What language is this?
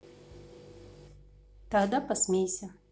Russian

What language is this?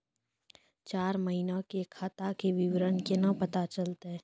Maithili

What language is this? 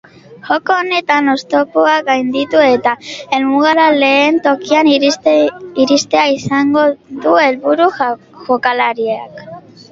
Basque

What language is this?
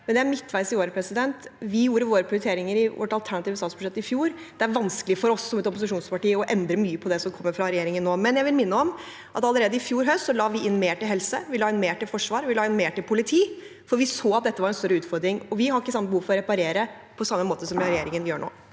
Norwegian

